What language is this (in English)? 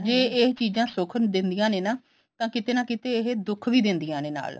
Punjabi